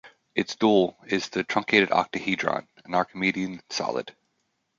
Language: English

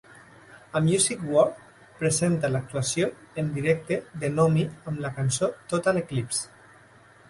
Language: Catalan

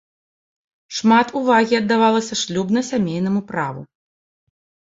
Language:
Belarusian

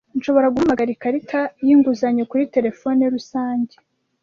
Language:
Kinyarwanda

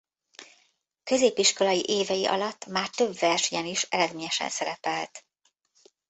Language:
Hungarian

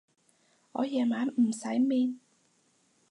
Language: Cantonese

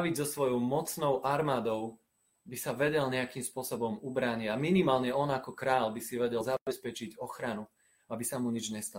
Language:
Slovak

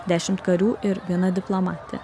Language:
Lithuanian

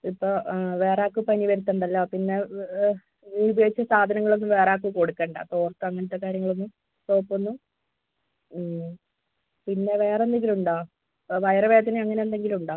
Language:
Malayalam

